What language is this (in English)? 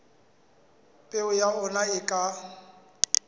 Southern Sotho